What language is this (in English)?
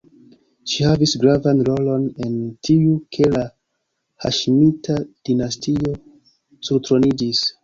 Esperanto